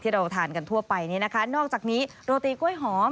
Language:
Thai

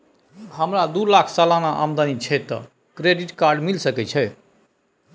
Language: Maithili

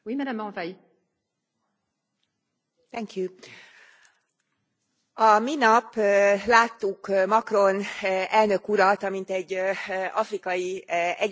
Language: Hungarian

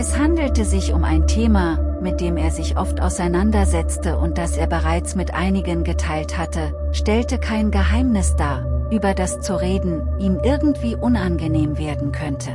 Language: German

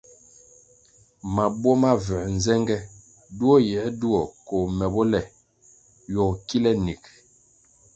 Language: Kwasio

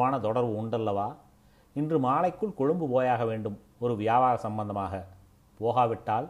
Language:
Tamil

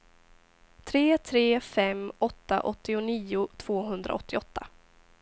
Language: Swedish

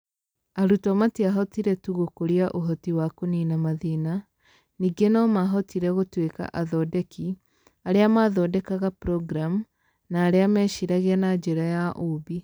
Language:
Kikuyu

